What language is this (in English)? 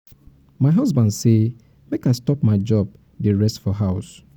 Nigerian Pidgin